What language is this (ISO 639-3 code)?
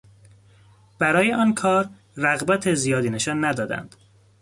fas